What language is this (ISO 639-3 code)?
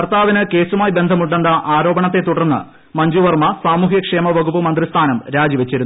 mal